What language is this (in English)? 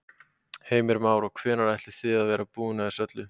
Icelandic